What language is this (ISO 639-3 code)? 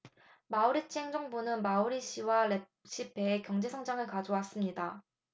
kor